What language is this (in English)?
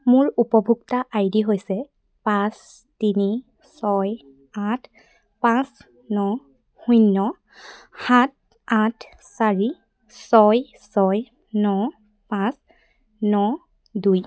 Assamese